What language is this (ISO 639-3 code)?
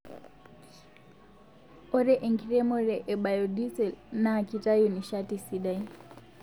mas